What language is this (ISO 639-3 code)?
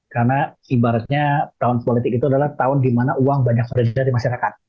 ind